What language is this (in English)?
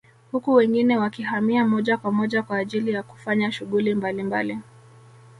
Swahili